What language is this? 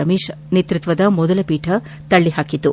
Kannada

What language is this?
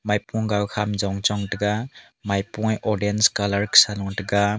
Wancho Naga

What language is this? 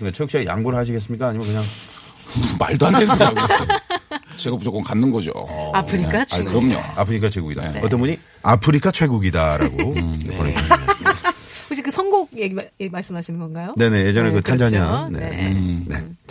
Korean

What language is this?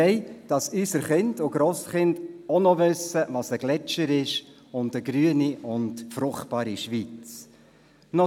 Swiss German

